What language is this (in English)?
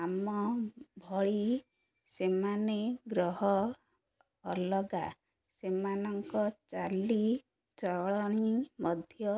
Odia